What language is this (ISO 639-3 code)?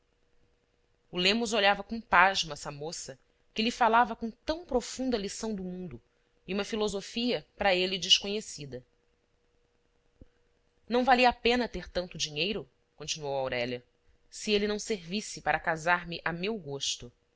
por